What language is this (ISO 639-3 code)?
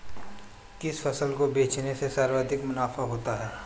hin